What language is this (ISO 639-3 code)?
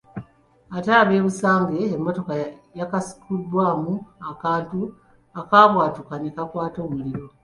lug